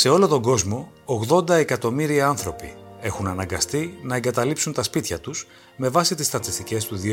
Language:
Greek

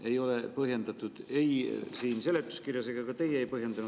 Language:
Estonian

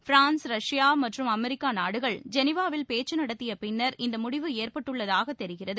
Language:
Tamil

